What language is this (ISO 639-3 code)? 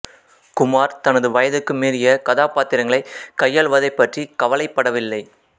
tam